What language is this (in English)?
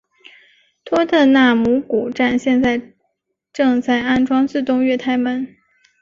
Chinese